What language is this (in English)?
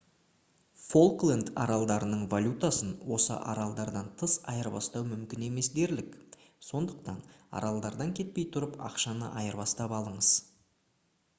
Kazakh